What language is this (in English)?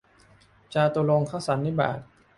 Thai